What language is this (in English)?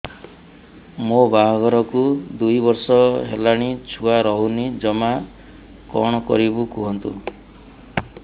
Odia